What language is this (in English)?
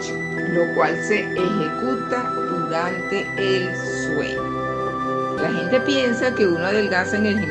Spanish